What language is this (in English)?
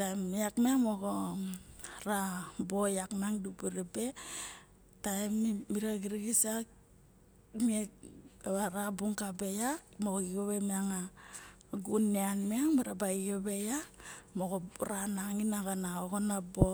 Barok